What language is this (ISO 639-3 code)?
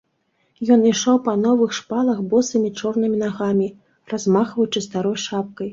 bel